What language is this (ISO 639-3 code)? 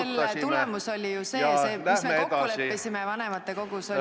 est